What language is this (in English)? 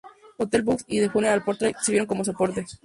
Spanish